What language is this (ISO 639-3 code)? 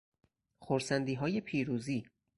fas